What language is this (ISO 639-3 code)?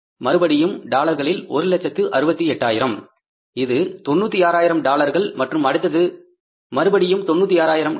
tam